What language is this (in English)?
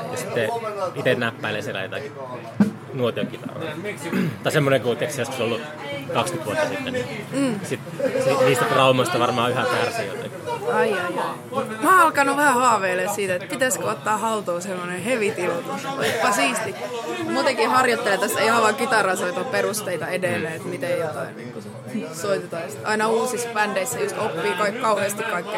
Finnish